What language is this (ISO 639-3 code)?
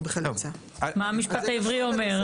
heb